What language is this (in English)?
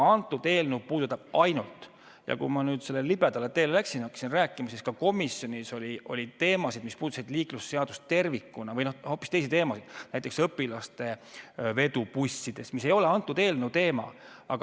Estonian